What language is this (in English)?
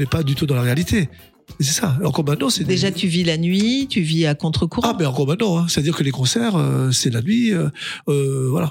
French